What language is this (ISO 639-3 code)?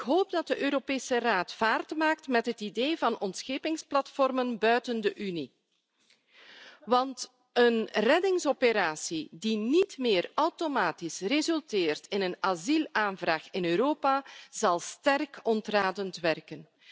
nld